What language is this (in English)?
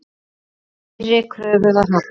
Icelandic